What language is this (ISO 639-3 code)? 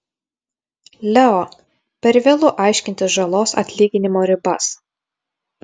lit